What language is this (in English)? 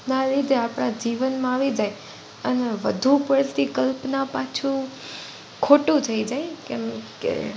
Gujarati